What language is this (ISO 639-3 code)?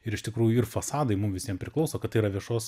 lit